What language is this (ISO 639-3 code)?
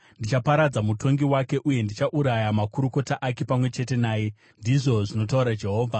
sna